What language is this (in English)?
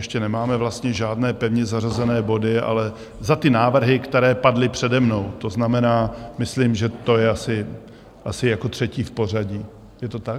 Czech